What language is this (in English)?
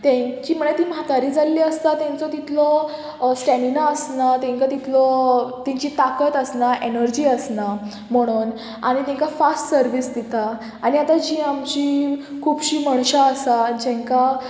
Konkani